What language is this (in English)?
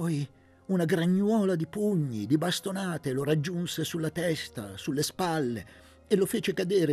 Italian